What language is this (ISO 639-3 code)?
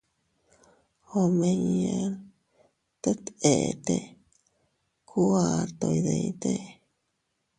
cut